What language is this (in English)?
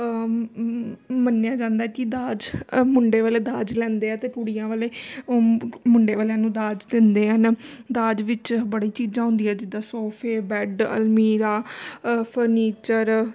Punjabi